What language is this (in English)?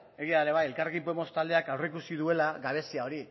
Basque